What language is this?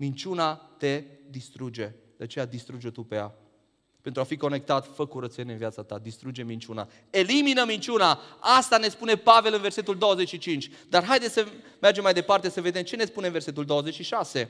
Romanian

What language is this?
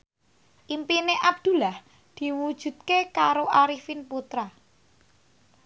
Javanese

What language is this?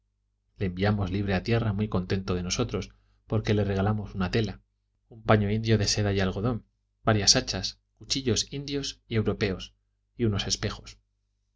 Spanish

